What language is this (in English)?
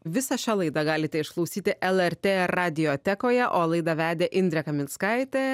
Lithuanian